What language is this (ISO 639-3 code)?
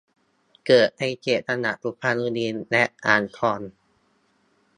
tha